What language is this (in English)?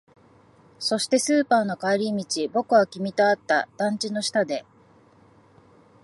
Japanese